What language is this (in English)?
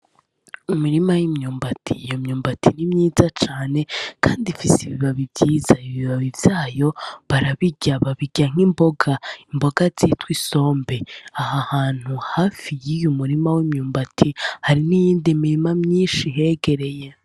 Rundi